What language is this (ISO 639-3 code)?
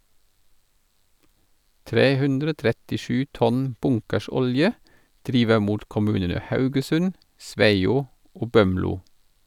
nor